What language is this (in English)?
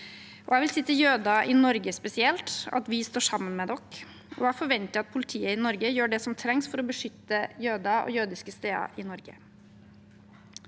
Norwegian